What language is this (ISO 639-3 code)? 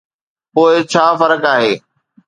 snd